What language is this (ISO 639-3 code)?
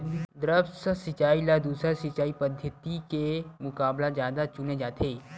hne